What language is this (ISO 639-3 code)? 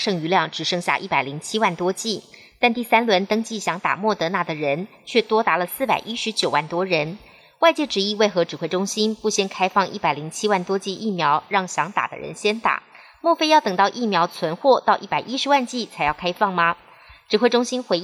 zho